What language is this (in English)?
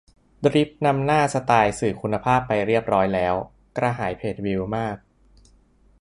Thai